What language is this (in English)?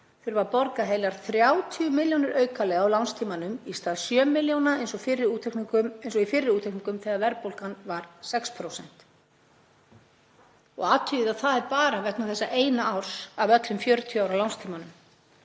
Icelandic